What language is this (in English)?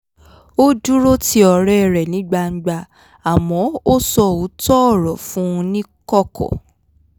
Yoruba